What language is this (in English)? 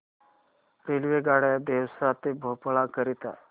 Marathi